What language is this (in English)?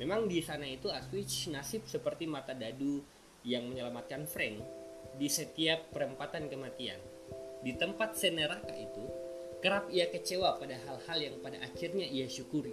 Indonesian